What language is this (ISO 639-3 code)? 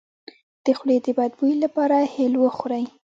pus